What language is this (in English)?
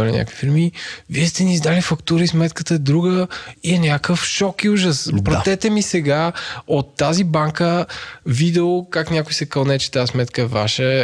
Bulgarian